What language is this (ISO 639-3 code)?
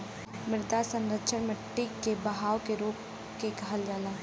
bho